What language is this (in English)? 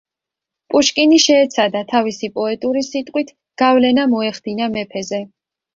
Georgian